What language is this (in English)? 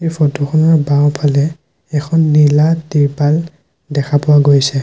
Assamese